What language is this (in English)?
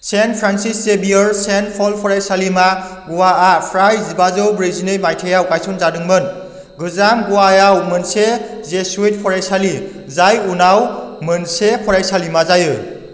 Bodo